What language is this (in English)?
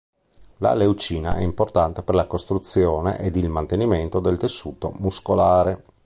Italian